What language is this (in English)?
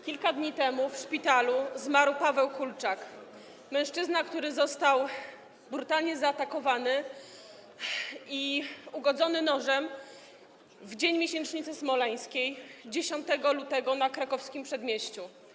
Polish